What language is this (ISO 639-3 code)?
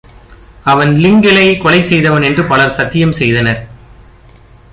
tam